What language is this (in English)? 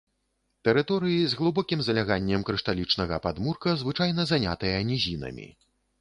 Belarusian